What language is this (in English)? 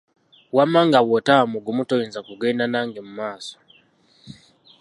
Ganda